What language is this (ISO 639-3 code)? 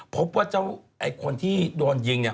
tha